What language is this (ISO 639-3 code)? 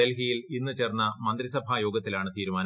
mal